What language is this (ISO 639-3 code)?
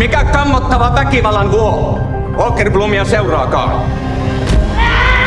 fin